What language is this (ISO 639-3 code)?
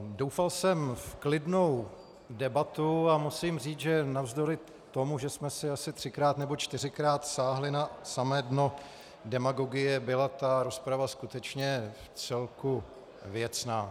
ces